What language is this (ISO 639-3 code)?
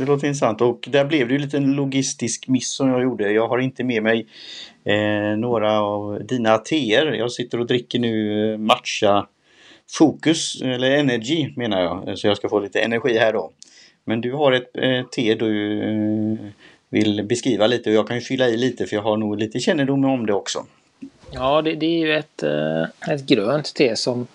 swe